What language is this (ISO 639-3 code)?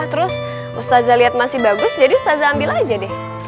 ind